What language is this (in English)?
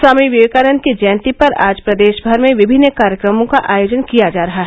Hindi